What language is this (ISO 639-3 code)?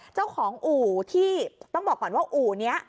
tha